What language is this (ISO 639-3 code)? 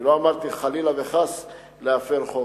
heb